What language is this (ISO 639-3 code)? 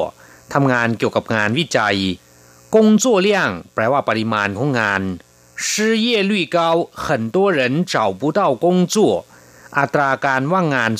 tha